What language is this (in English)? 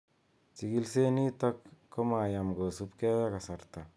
Kalenjin